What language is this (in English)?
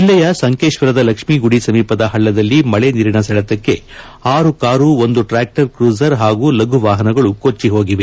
Kannada